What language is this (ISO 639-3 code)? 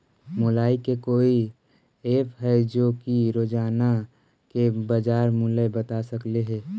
mag